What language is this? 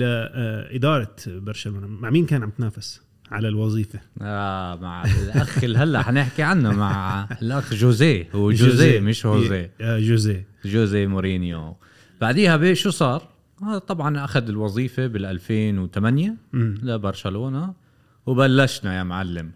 Arabic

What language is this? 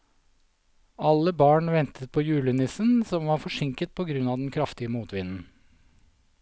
Norwegian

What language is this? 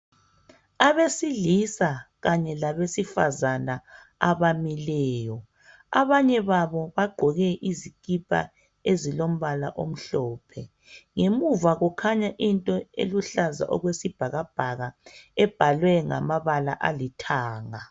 North Ndebele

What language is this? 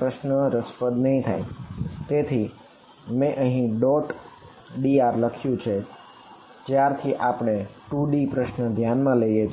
Gujarati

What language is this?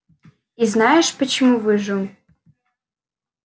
Russian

